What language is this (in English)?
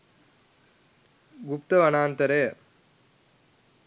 Sinhala